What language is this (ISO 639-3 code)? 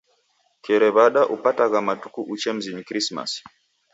dav